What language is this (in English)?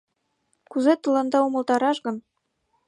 Mari